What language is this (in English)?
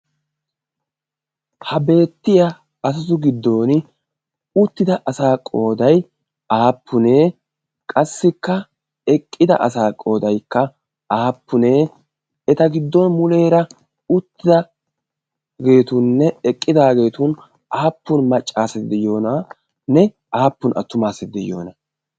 Wolaytta